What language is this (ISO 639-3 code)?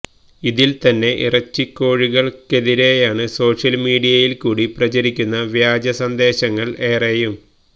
mal